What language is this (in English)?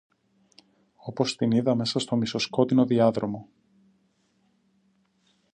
Greek